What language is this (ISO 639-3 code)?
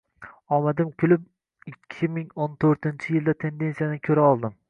uzb